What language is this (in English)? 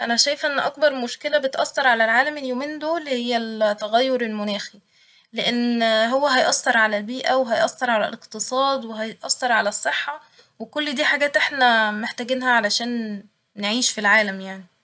Egyptian Arabic